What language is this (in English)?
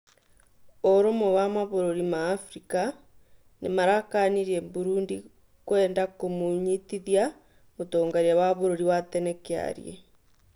Kikuyu